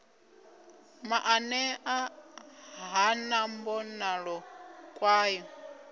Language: Venda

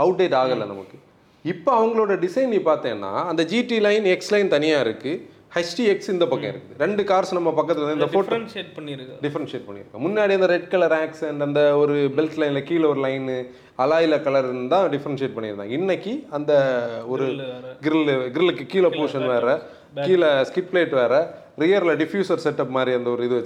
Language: Tamil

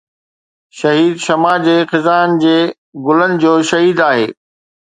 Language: Sindhi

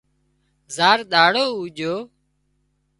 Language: Wadiyara Koli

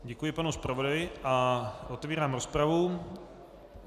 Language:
Czech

